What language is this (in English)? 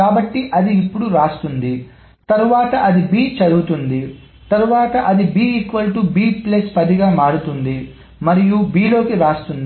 Telugu